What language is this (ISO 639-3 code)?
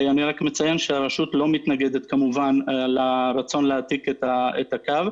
heb